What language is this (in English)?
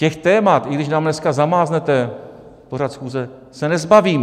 Czech